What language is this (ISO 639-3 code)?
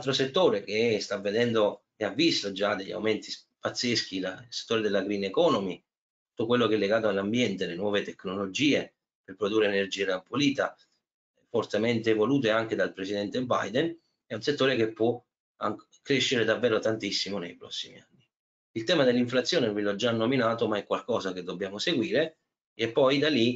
ita